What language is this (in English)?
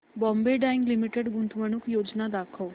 Marathi